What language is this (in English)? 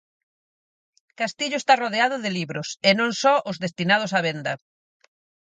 Galician